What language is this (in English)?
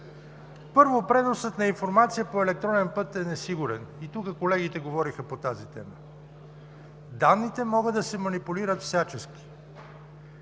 Bulgarian